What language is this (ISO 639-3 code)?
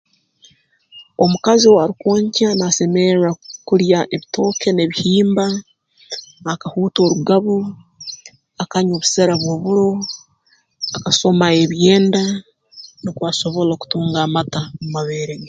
ttj